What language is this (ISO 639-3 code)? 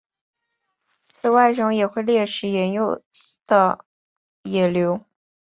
zho